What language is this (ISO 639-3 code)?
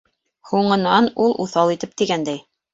bak